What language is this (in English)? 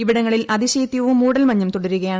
Malayalam